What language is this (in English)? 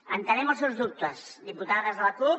Catalan